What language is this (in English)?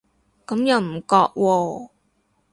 Cantonese